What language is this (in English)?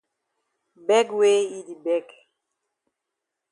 Cameroon Pidgin